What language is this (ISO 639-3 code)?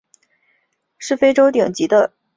zho